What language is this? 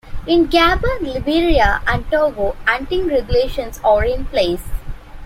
English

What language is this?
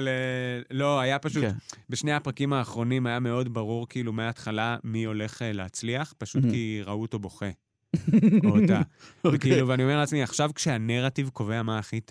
Hebrew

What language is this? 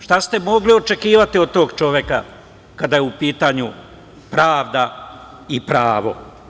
Serbian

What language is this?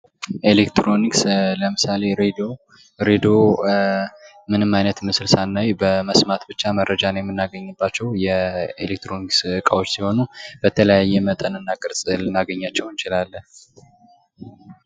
Amharic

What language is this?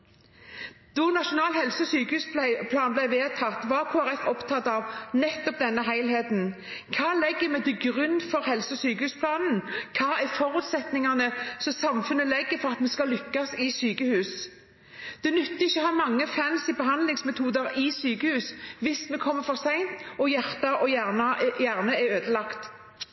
Norwegian Bokmål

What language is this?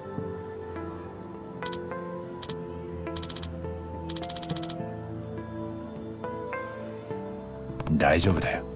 Japanese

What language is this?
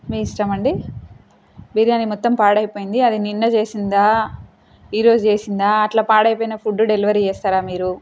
Telugu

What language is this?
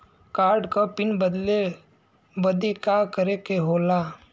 Bhojpuri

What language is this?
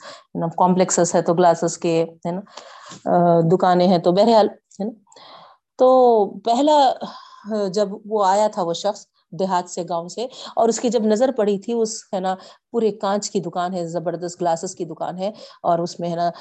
Urdu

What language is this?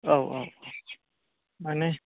Bodo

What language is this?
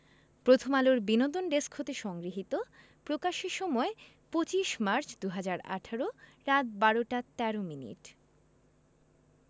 Bangla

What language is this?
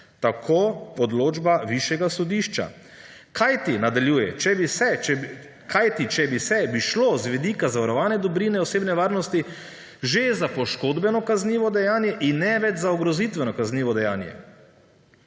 Slovenian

